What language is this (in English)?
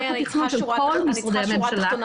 Hebrew